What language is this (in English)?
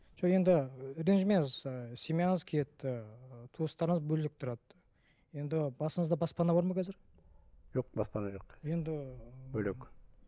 Kazakh